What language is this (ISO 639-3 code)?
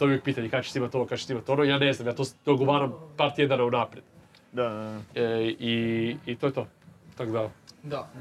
hrv